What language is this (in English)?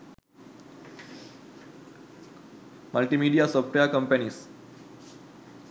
Sinhala